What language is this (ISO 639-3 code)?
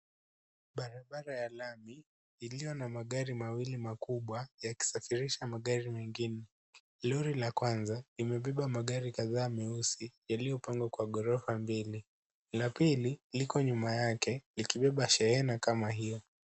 swa